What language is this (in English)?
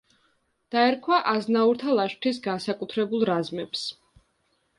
Georgian